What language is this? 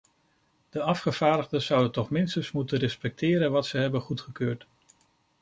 Dutch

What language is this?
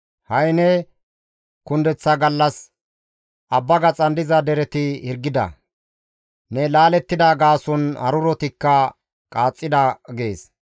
Gamo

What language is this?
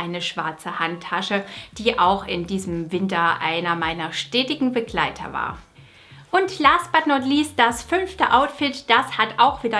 German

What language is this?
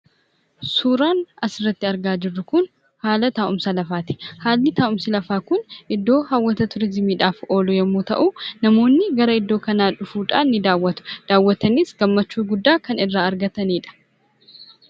Oromo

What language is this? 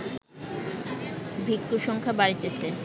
Bangla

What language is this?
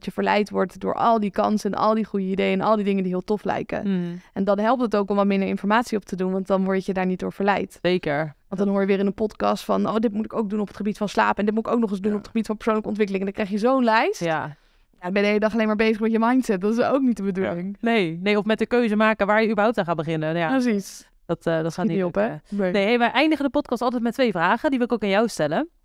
Dutch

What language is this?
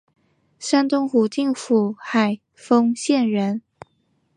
Chinese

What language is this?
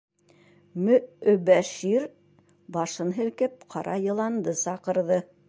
Bashkir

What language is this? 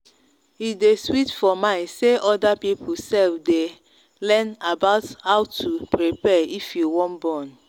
Nigerian Pidgin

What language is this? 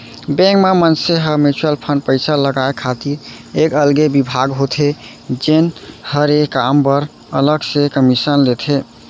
Chhattisgarhi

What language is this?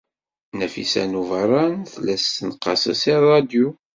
Kabyle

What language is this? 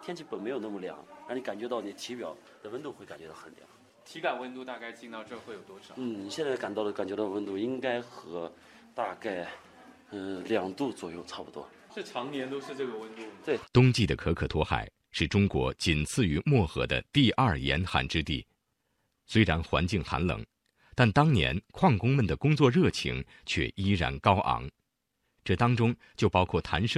Chinese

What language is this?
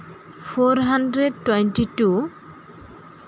Santali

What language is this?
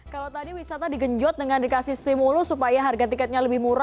Indonesian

